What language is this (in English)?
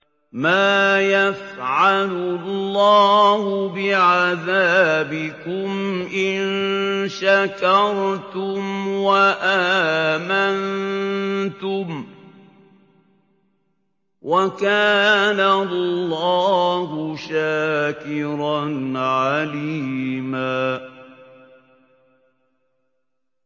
Arabic